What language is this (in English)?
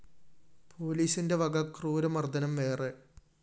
Malayalam